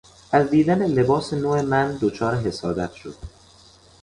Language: Persian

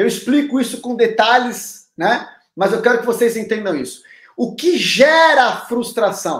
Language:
Portuguese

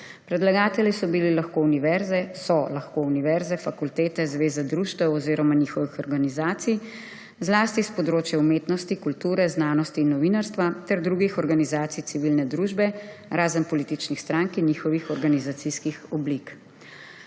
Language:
Slovenian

